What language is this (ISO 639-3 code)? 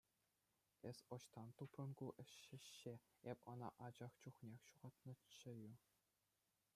chv